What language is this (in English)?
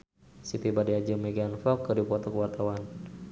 Sundanese